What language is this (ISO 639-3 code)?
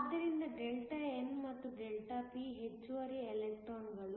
kan